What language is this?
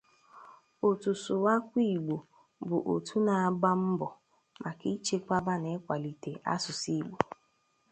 Igbo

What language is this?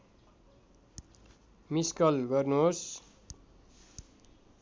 Nepali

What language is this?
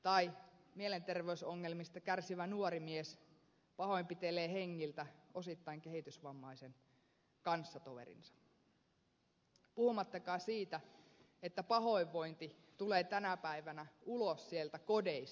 Finnish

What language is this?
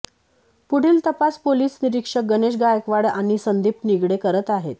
Marathi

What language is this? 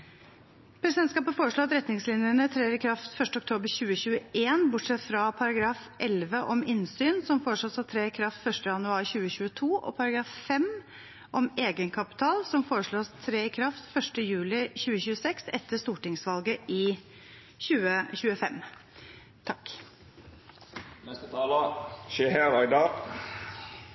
Norwegian Bokmål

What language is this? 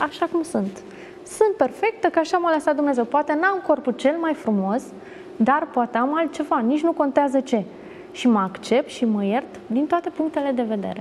Romanian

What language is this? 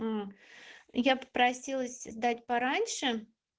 Russian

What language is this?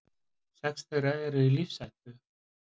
Icelandic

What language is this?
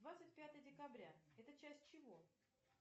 Russian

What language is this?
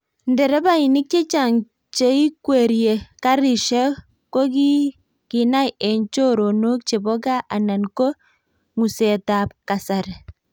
Kalenjin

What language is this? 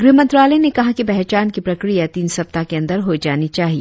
Hindi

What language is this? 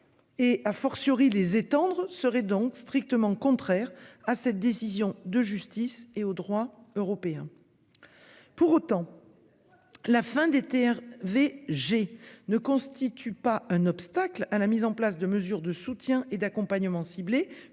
French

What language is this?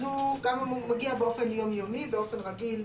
Hebrew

